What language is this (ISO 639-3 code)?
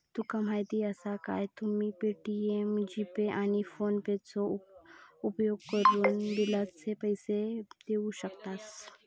mar